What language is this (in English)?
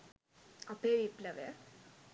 Sinhala